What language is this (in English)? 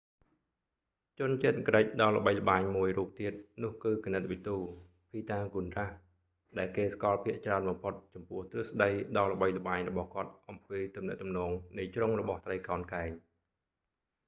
Khmer